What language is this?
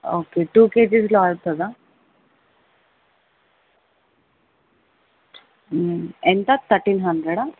Telugu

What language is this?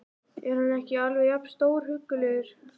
Icelandic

